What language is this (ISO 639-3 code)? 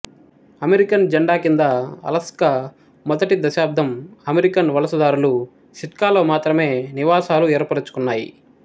tel